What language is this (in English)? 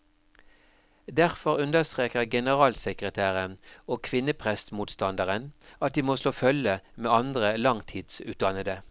Norwegian